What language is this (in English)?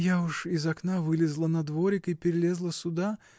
Russian